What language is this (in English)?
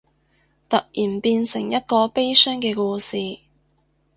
Cantonese